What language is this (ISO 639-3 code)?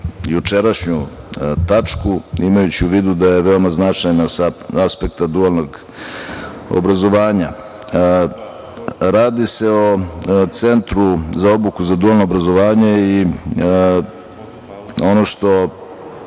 srp